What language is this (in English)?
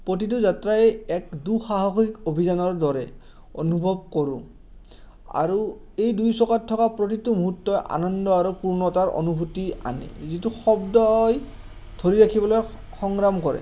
Assamese